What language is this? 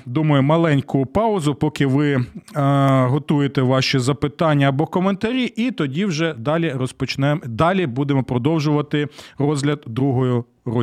Ukrainian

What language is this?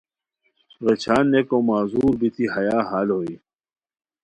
Khowar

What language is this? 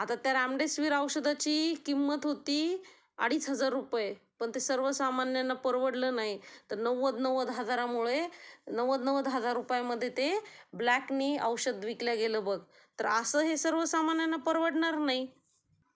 Marathi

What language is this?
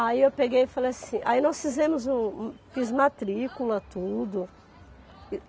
Portuguese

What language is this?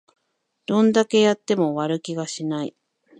Japanese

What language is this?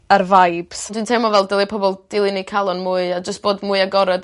Welsh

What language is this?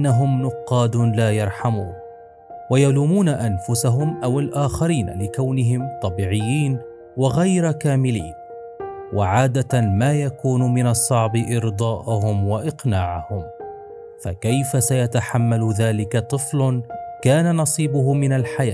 Arabic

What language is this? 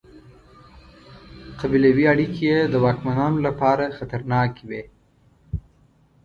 Pashto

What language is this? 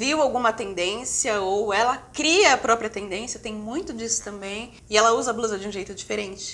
Portuguese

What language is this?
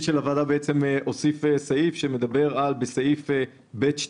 Hebrew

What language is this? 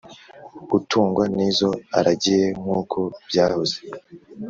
Kinyarwanda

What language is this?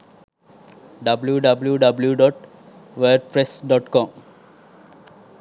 Sinhala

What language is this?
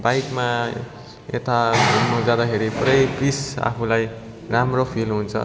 Nepali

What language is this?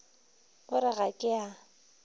Northern Sotho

